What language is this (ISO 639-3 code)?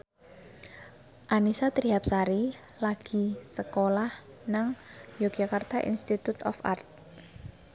jav